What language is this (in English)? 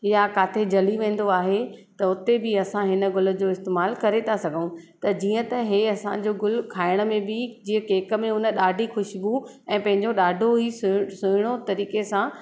Sindhi